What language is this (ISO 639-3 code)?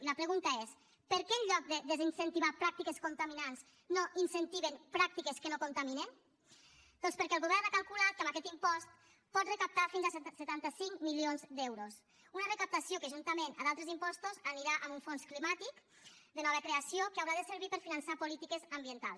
cat